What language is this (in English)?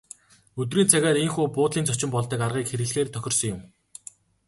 Mongolian